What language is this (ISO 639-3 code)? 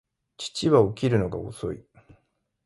jpn